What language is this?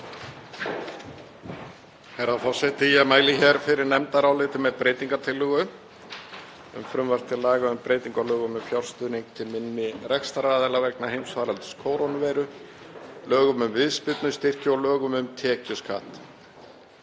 Icelandic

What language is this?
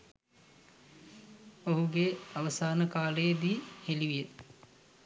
Sinhala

